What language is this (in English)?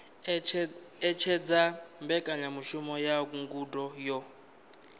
Venda